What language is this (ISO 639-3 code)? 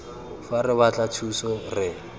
tsn